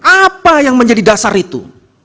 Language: Indonesian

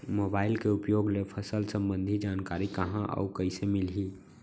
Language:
Chhattisgarhi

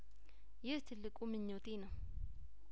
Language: Amharic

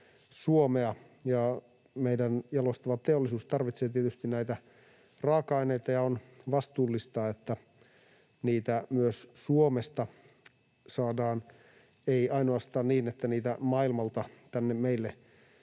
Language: Finnish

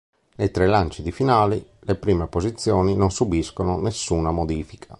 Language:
Italian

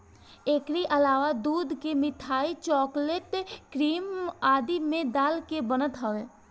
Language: Bhojpuri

